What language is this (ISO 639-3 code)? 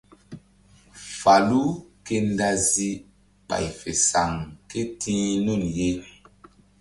mdd